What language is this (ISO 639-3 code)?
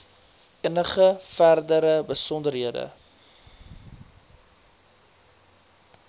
afr